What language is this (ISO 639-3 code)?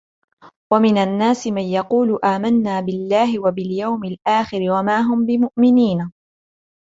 ara